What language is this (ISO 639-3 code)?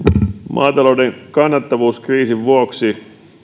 fin